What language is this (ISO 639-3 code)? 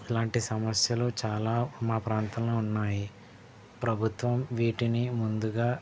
tel